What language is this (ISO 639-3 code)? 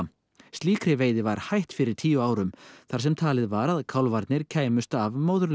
isl